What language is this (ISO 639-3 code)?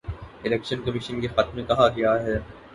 urd